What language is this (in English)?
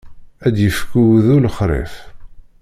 Kabyle